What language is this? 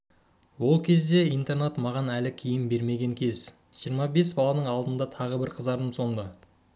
Kazakh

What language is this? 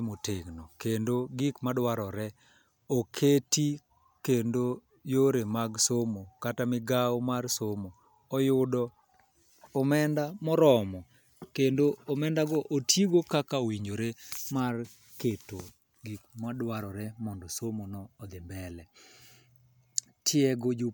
Luo (Kenya and Tanzania)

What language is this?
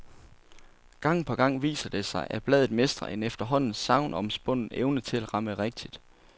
Danish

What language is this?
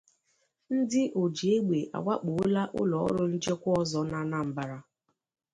Igbo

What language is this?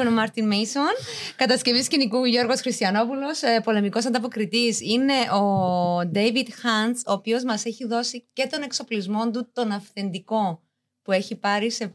Greek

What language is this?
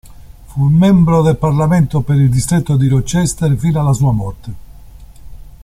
Italian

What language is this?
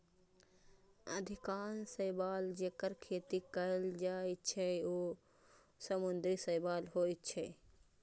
Maithili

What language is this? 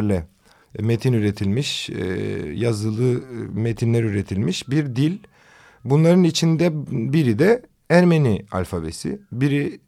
Turkish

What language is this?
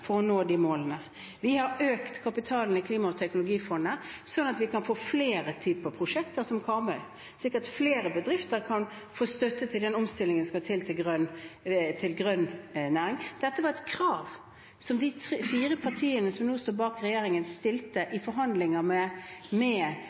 Norwegian Bokmål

